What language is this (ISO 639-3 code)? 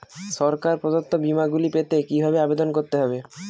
ben